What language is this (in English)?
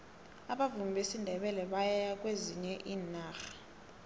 South Ndebele